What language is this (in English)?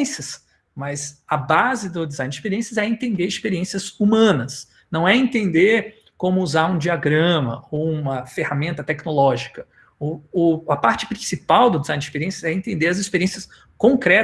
Portuguese